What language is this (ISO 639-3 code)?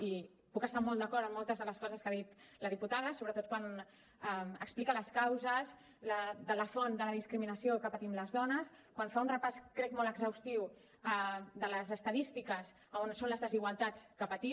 cat